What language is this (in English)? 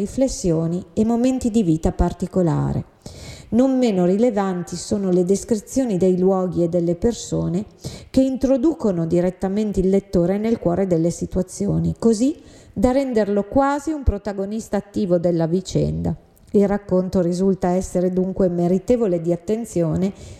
Italian